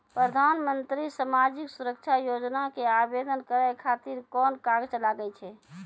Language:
Maithili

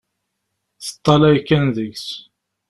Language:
Kabyle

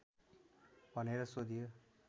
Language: Nepali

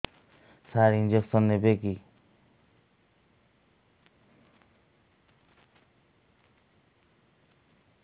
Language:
Odia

